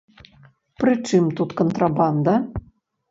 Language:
Belarusian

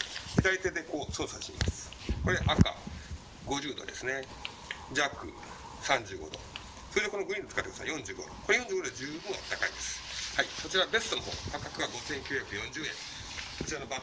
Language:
Japanese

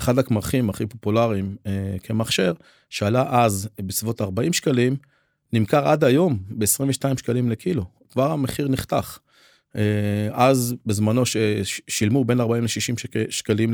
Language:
Hebrew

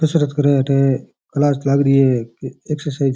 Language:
Rajasthani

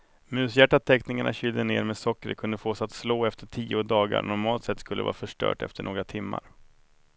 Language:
Swedish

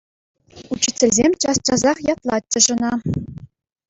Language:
Chuvash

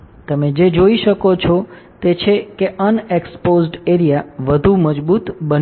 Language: Gujarati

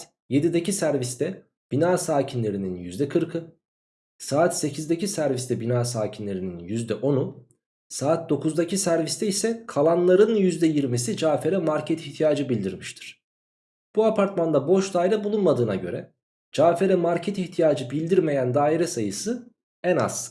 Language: Turkish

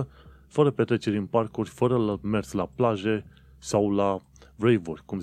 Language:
Romanian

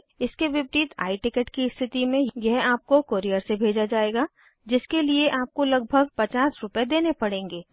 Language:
Hindi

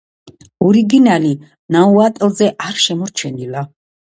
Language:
Georgian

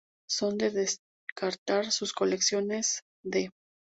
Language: Spanish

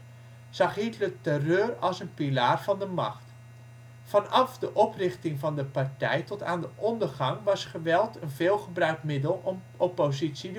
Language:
Dutch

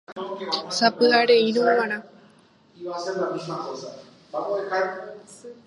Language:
Guarani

